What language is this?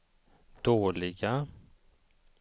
Swedish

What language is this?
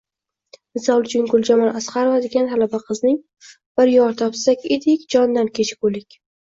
Uzbek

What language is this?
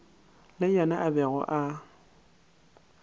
Northern Sotho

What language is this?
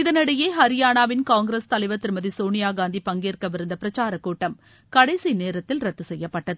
Tamil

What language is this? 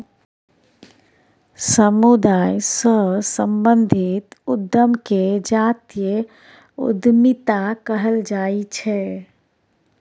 Maithili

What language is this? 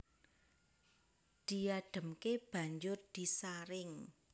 Javanese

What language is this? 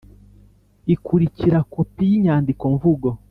Kinyarwanda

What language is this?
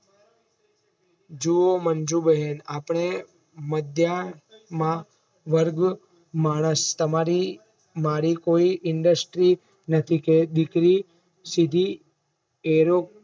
Gujarati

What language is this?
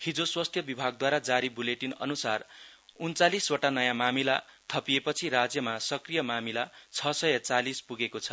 Nepali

